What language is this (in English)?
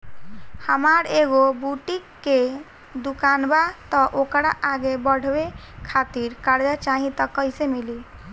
Bhojpuri